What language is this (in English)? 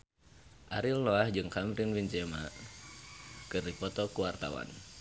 Sundanese